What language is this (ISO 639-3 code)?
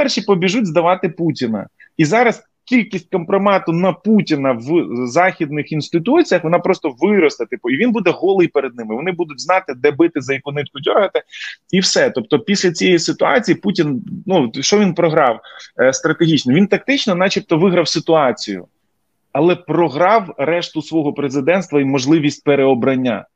ukr